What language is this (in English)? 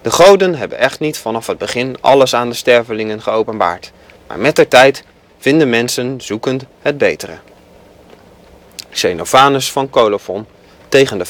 Dutch